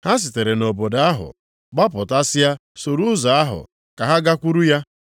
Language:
Igbo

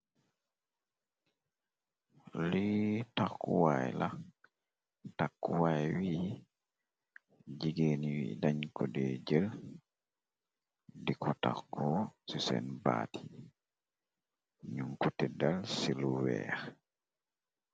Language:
Wolof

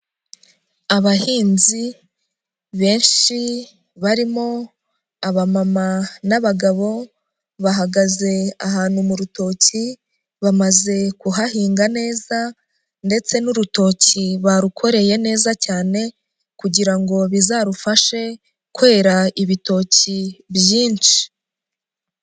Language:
Kinyarwanda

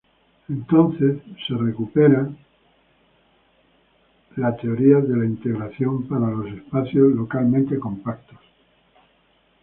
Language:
Spanish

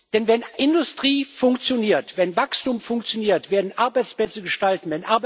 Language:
German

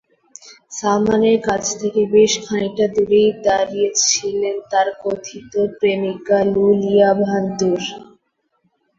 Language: Bangla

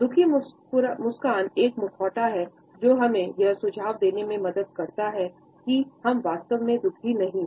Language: Hindi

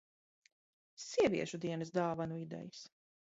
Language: Latvian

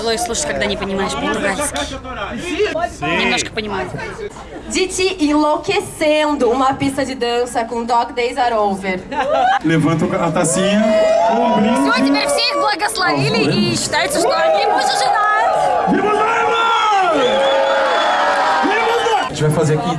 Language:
Russian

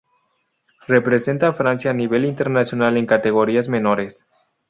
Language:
Spanish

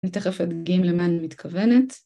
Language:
Hebrew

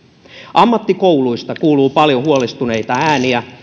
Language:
Finnish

